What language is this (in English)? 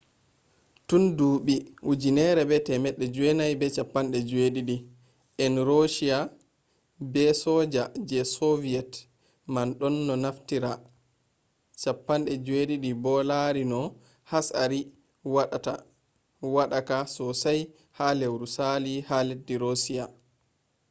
Fula